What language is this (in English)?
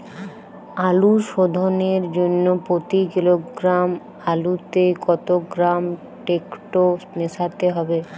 Bangla